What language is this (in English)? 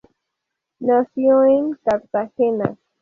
Spanish